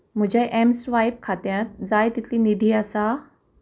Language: Konkani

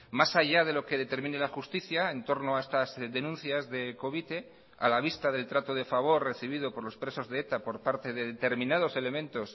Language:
Spanish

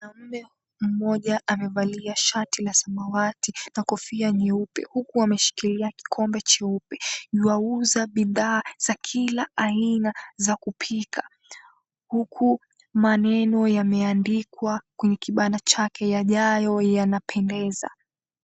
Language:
Swahili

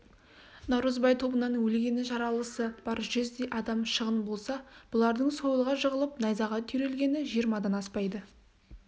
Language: Kazakh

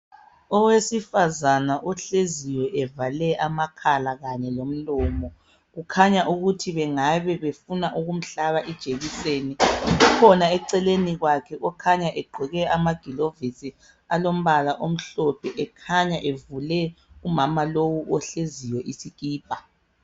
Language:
North Ndebele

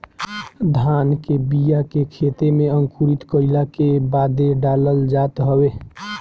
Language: Bhojpuri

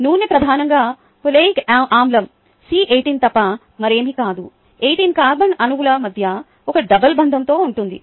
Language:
Telugu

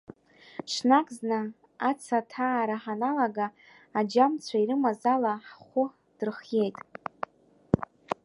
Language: Abkhazian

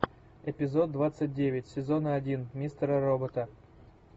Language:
Russian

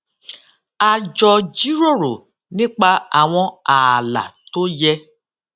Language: Yoruba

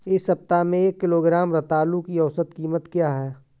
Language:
Hindi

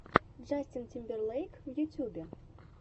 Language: Russian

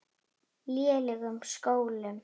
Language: Icelandic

